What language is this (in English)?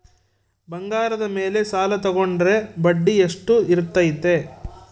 Kannada